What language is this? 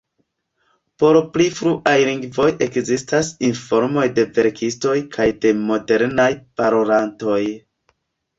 Esperanto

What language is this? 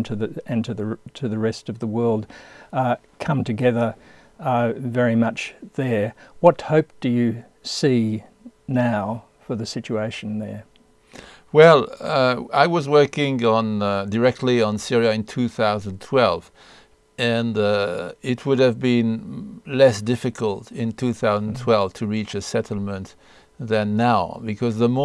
English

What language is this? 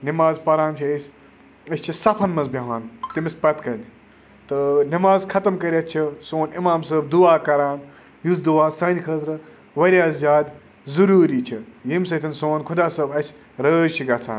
Kashmiri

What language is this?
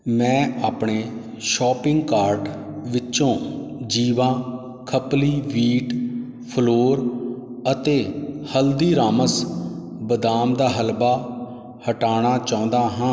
Punjabi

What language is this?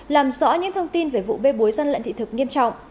Vietnamese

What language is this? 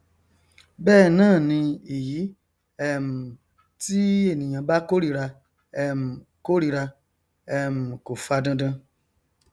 Yoruba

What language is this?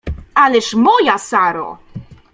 Polish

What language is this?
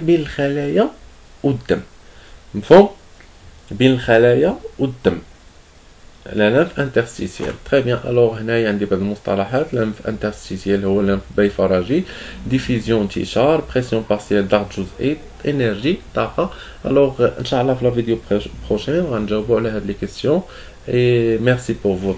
Arabic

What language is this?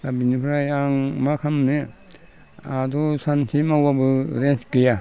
Bodo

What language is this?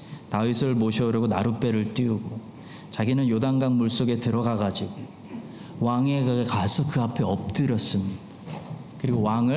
Korean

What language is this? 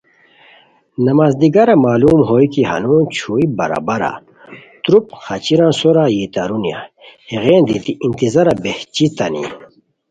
Khowar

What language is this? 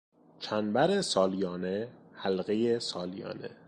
Persian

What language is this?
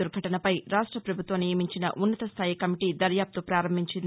Telugu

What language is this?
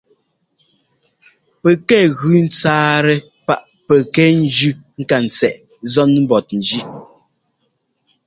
Ngomba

